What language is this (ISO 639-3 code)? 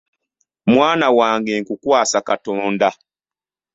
lug